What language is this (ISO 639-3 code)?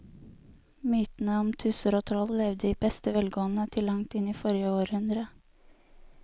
nor